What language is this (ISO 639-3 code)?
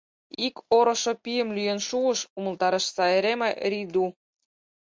chm